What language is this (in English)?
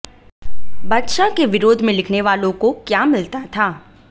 Hindi